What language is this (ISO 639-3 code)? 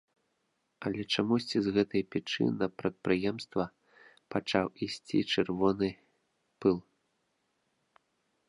bel